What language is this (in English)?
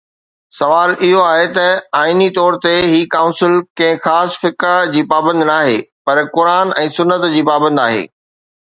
Sindhi